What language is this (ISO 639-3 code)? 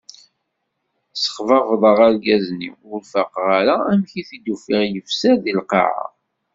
kab